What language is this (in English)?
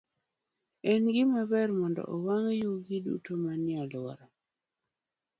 Luo (Kenya and Tanzania)